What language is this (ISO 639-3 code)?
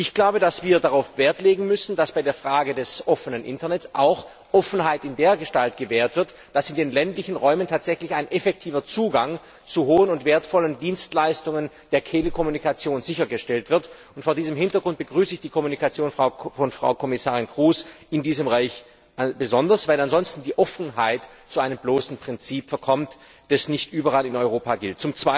deu